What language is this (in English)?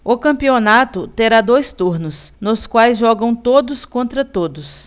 Portuguese